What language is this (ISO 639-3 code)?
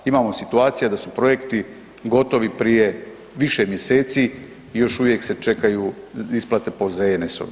hrv